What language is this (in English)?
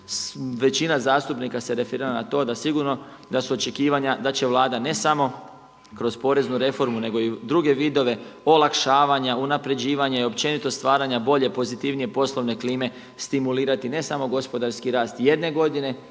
Croatian